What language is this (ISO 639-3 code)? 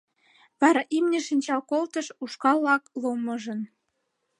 chm